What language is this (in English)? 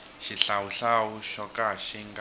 Tsonga